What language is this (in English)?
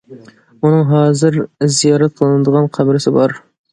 Uyghur